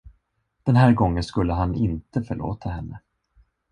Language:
Swedish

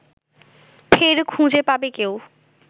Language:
Bangla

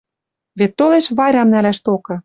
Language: Western Mari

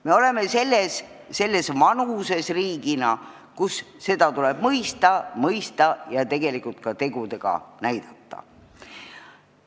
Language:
Estonian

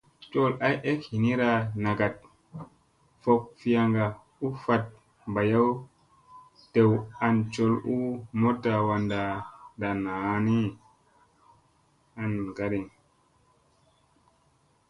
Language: Musey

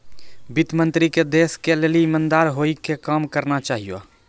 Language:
Maithili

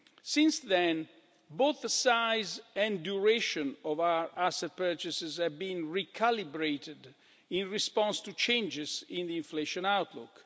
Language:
English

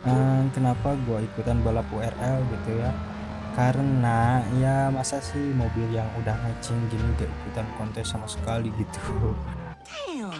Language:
Indonesian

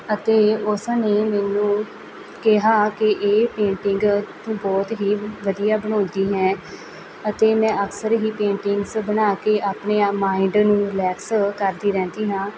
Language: Punjabi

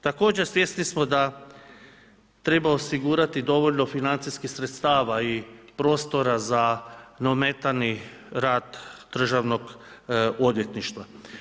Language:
Croatian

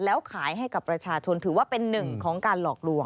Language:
Thai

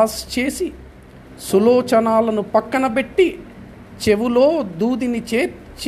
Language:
Telugu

